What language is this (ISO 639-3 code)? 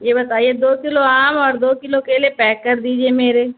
urd